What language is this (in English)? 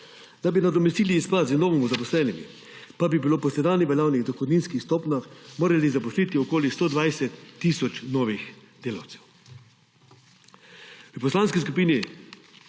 Slovenian